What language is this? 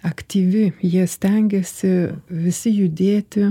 Lithuanian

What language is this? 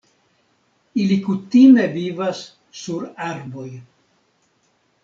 Esperanto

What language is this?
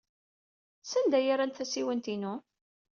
Kabyle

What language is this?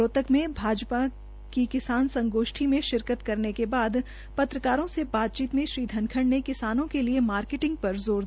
Hindi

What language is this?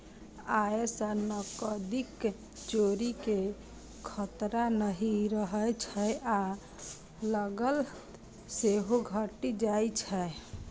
Maithili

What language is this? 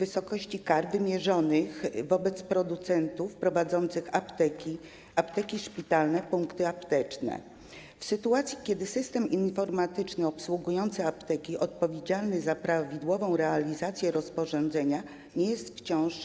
Polish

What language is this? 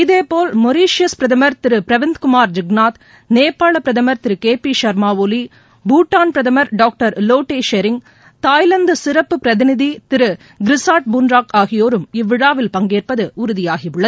Tamil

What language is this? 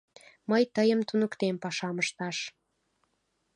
Mari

